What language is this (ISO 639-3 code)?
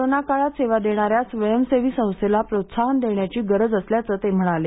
mar